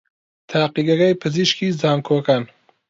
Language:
Central Kurdish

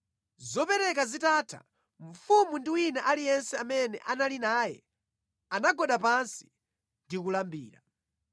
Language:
Nyanja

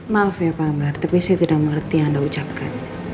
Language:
Indonesian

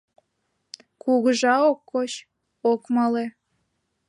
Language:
Mari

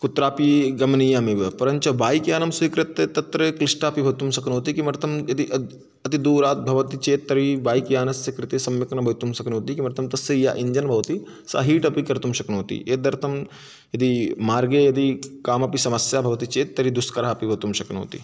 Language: Sanskrit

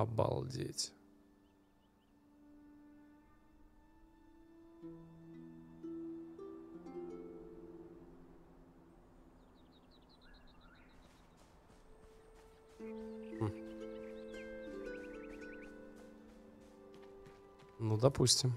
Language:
Russian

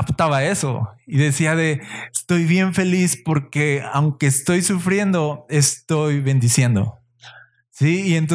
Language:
Spanish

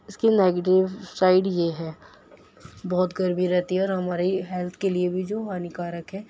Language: Urdu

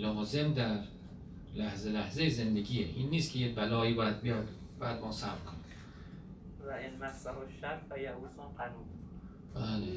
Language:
Persian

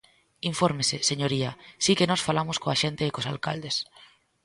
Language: Galician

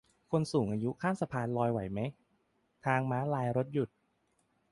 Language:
Thai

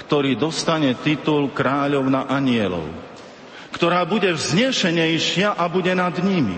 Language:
Slovak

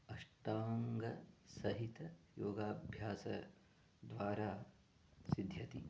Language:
Sanskrit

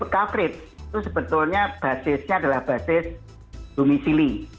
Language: Indonesian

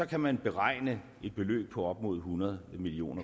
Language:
Danish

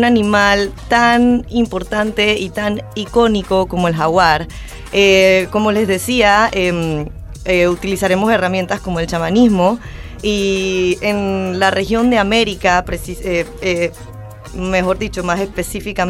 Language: Spanish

